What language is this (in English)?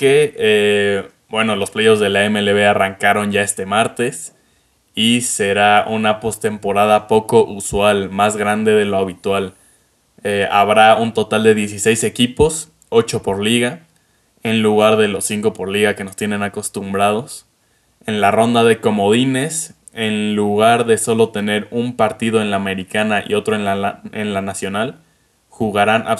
Spanish